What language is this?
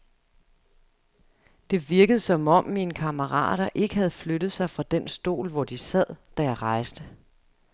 Danish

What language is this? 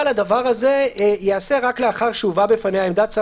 Hebrew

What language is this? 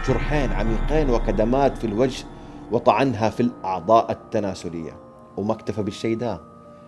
Arabic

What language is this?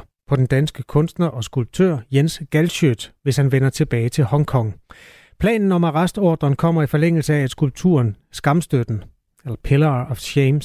Danish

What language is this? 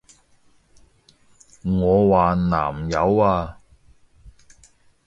Cantonese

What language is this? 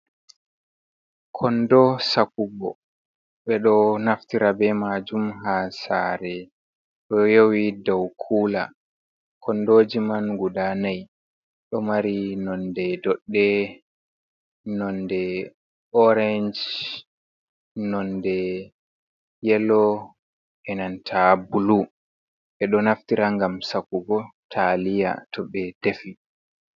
Fula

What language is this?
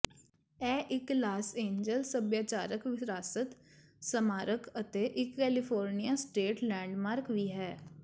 Punjabi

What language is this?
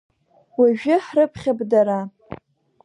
Abkhazian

